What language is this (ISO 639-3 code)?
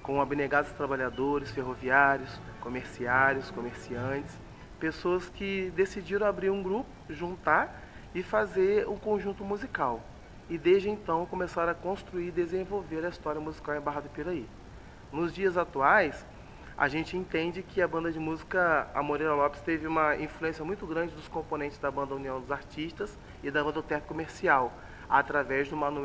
por